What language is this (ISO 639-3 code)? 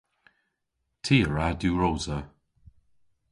cor